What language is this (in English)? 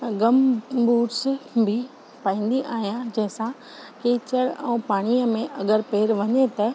Sindhi